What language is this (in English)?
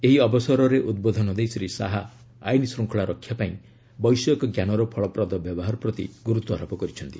Odia